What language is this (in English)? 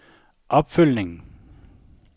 Danish